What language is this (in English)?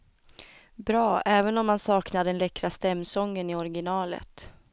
Swedish